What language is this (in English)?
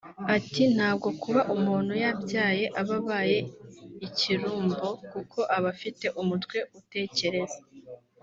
Kinyarwanda